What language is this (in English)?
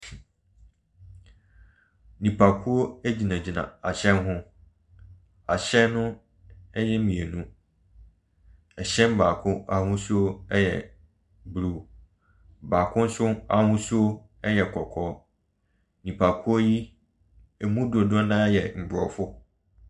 Akan